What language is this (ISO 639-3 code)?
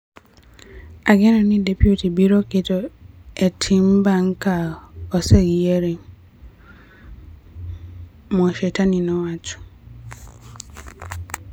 luo